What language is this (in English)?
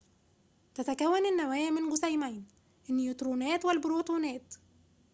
Arabic